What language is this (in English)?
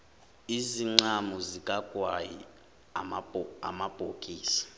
Zulu